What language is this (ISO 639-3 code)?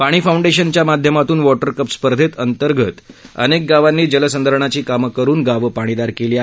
mar